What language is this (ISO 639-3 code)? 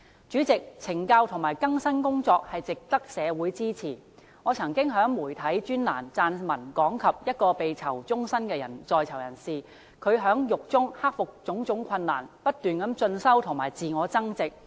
yue